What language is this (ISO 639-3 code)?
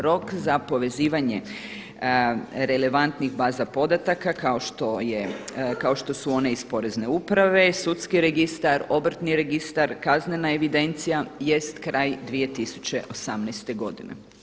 hrv